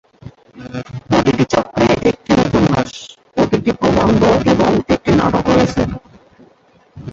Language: Bangla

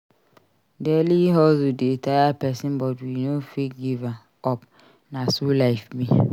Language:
Nigerian Pidgin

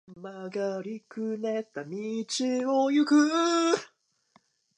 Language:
Japanese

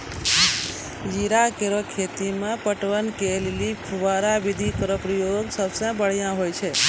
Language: Maithili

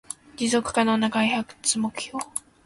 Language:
Japanese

